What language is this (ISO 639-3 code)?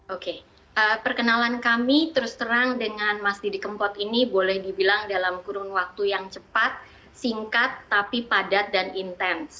ind